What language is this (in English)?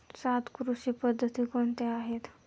Marathi